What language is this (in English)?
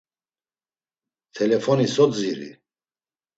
Laz